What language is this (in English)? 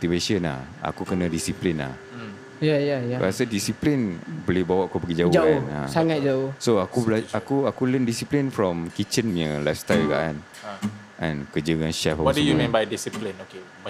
Malay